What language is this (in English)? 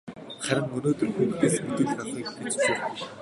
Mongolian